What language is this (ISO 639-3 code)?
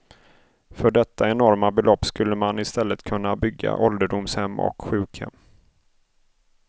swe